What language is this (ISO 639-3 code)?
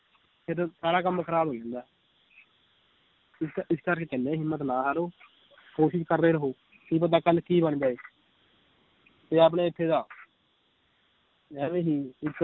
pan